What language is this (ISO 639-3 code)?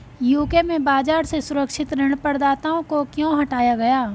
hin